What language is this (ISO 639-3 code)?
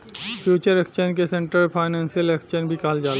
bho